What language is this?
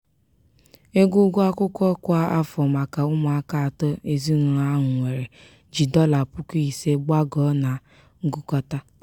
Igbo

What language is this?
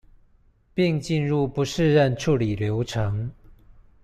Chinese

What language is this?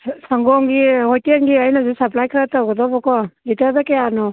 Manipuri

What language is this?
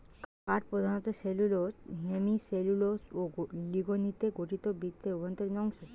Bangla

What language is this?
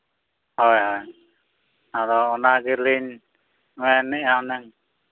Santali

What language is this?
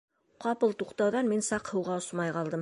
Bashkir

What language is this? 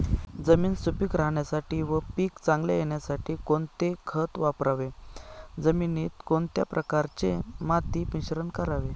Marathi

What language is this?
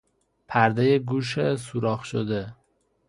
Persian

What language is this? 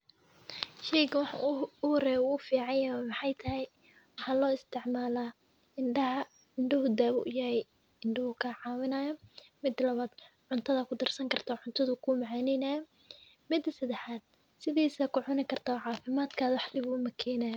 Somali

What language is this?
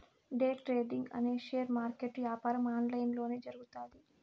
Telugu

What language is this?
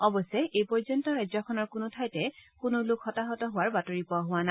Assamese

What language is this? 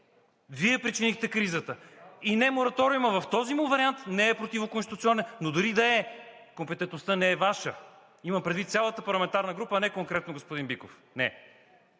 Bulgarian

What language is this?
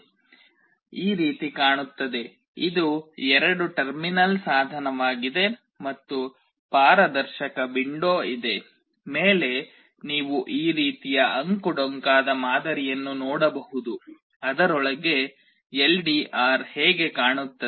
Kannada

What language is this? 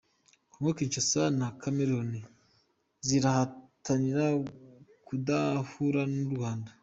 Kinyarwanda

